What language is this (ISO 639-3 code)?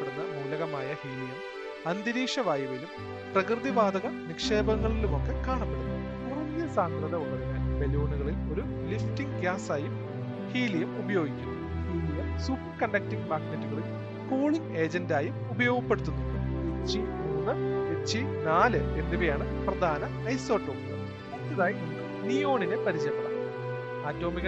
mal